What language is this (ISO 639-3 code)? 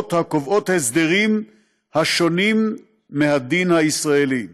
heb